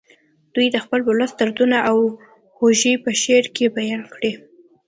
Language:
Pashto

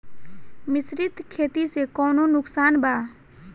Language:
Bhojpuri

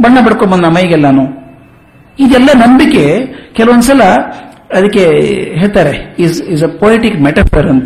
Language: Kannada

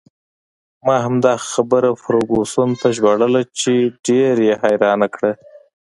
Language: Pashto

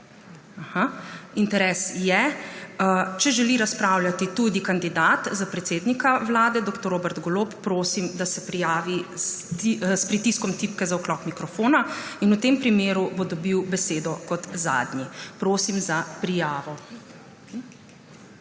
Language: Slovenian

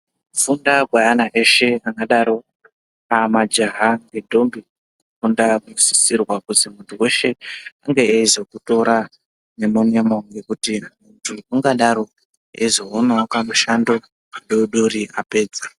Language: Ndau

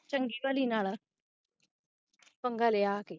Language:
Punjabi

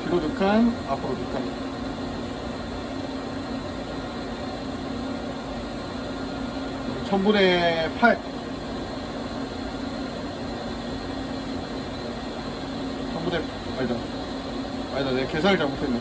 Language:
Korean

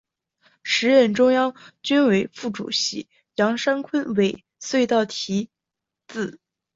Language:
Chinese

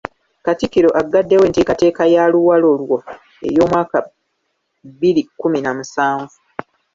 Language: Ganda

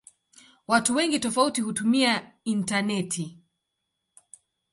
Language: Swahili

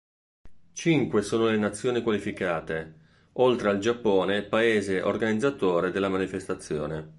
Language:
Italian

